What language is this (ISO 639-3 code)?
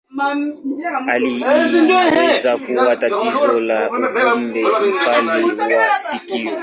swa